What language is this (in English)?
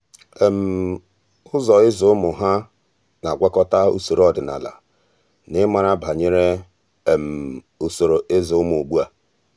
Igbo